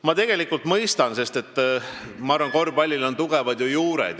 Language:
Estonian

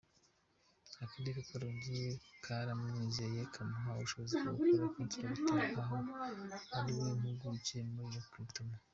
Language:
Kinyarwanda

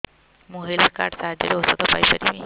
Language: Odia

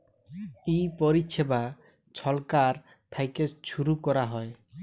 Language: Bangla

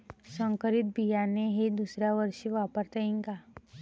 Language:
Marathi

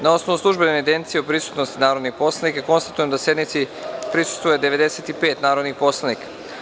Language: Serbian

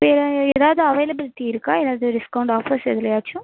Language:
Tamil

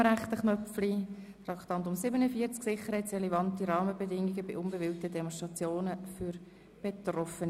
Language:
Swiss German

